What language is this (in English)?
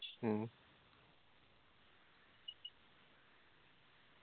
Malayalam